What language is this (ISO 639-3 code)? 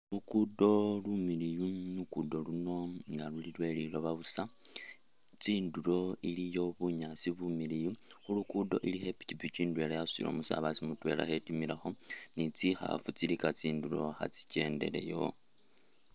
myx